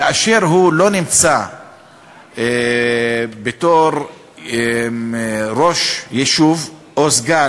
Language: Hebrew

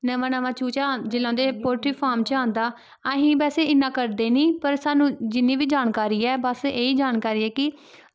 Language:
Dogri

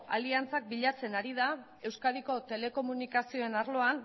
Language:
Basque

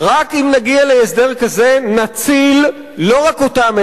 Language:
Hebrew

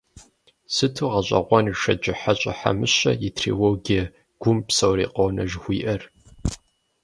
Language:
Kabardian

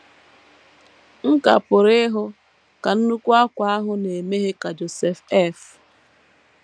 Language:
Igbo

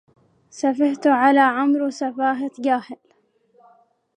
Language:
Arabic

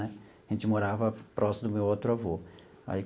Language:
Portuguese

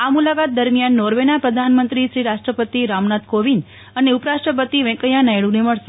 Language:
Gujarati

